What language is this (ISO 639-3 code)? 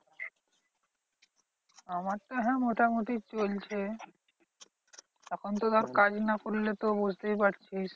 ben